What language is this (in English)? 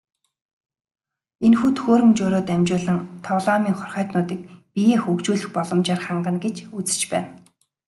Mongolian